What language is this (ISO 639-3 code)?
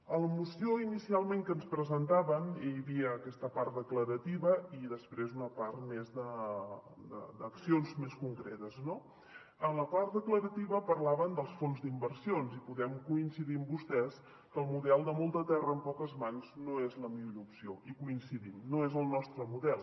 cat